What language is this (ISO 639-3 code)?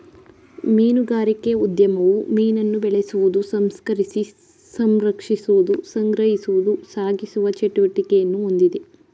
kan